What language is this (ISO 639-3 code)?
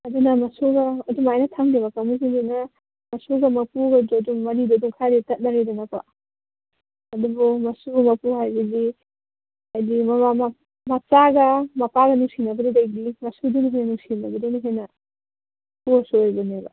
mni